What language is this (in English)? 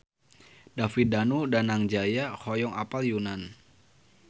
Sundanese